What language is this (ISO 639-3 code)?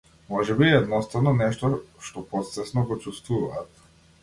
mkd